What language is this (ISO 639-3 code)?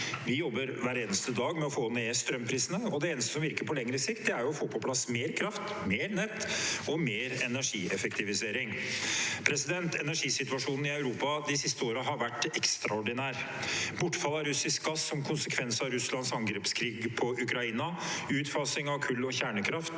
nor